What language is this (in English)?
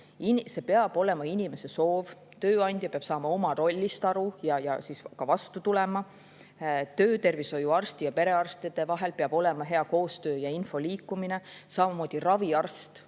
Estonian